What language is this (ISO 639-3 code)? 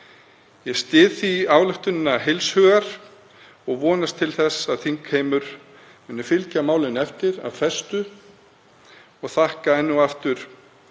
isl